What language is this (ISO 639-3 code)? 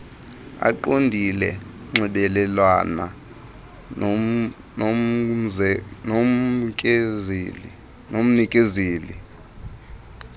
xho